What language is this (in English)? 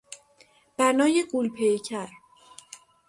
Persian